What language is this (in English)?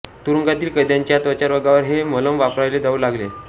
Marathi